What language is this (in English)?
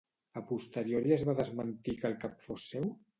Catalan